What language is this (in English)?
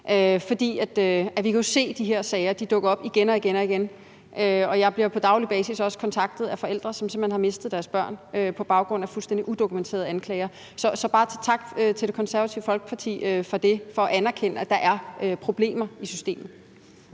Danish